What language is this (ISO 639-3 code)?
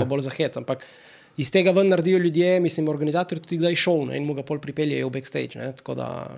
slk